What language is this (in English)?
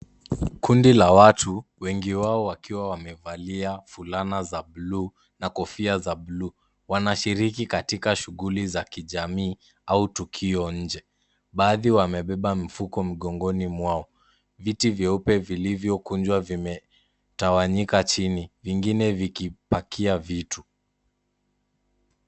Swahili